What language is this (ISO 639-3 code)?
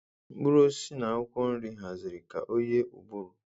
ibo